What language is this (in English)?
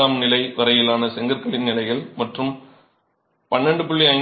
Tamil